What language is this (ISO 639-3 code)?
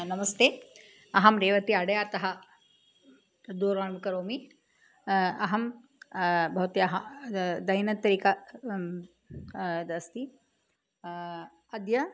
san